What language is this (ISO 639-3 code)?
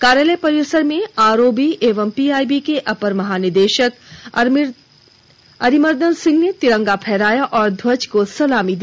hin